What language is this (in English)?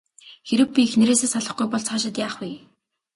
Mongolian